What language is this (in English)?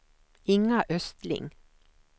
Swedish